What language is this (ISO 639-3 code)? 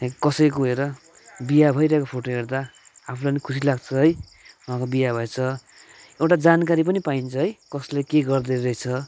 nep